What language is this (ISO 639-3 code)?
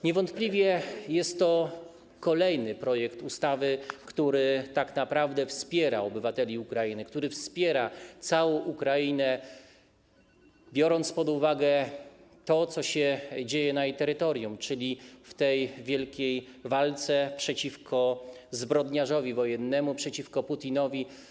pol